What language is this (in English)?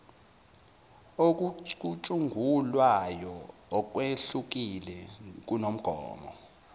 Zulu